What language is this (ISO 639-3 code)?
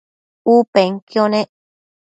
mcf